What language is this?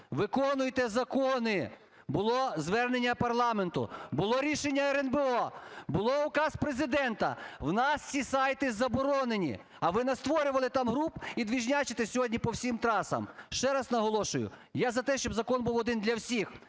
Ukrainian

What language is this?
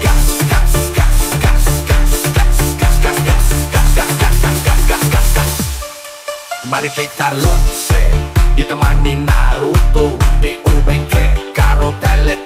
Indonesian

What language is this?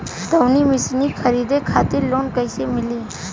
Bhojpuri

